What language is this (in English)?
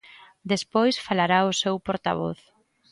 Galician